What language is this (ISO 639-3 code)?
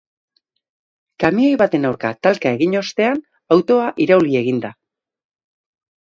eus